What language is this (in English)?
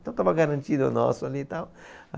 Portuguese